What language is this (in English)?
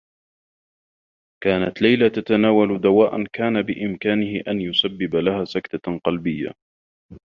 Arabic